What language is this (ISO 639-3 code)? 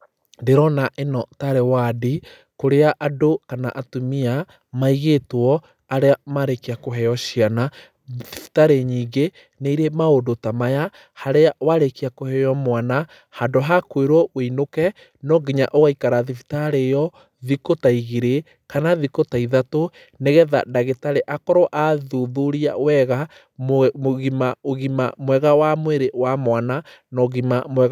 kik